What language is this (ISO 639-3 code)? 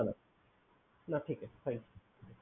ben